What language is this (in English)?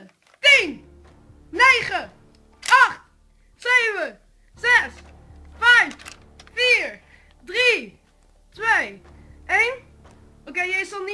Dutch